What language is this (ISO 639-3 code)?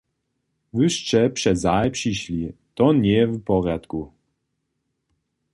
hsb